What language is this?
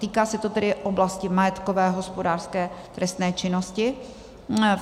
Czech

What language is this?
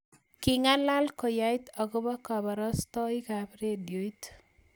Kalenjin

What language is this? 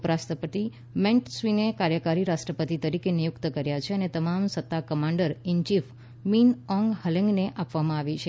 Gujarati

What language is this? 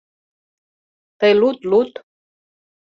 Mari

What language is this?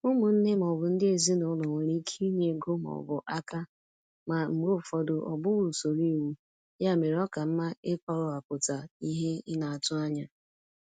Igbo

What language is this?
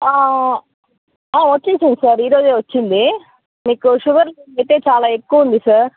Telugu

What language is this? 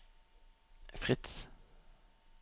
Norwegian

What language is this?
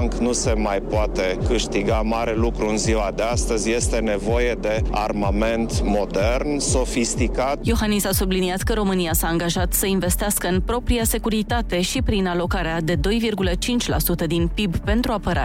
Romanian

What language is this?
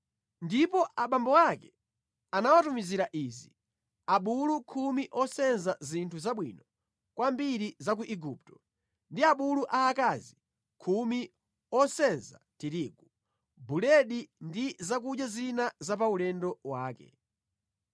Nyanja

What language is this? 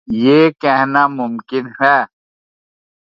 Urdu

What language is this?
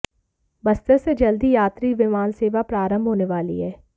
Hindi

